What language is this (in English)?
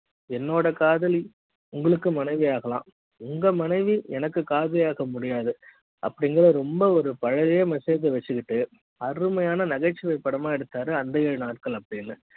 Tamil